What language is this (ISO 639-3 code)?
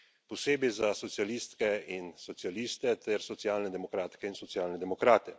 slv